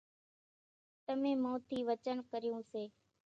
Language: Kachi Koli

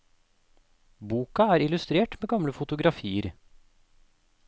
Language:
Norwegian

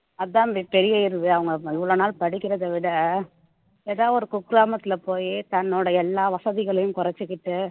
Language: Tamil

